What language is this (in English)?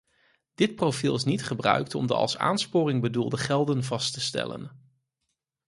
Dutch